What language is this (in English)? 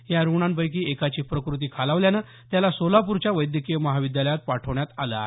Marathi